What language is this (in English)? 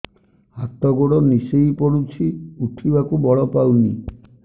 Odia